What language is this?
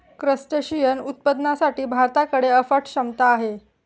Marathi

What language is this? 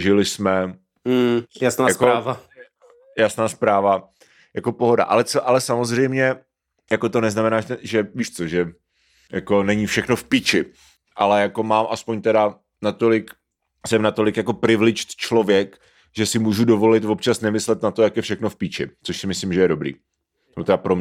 Czech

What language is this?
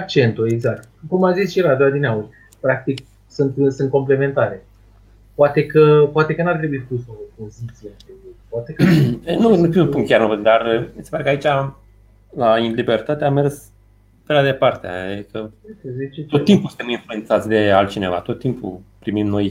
Romanian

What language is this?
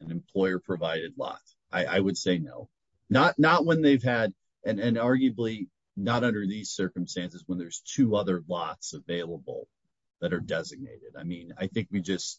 English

